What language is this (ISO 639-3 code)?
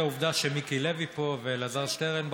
heb